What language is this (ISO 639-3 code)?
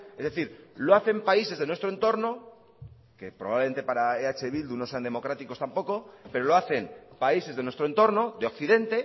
spa